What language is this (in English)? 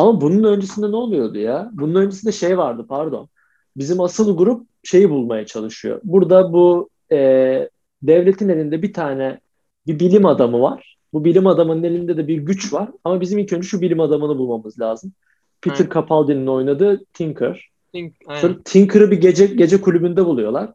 Turkish